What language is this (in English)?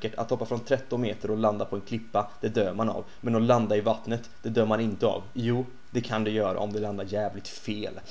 Swedish